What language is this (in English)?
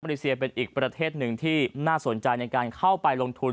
Thai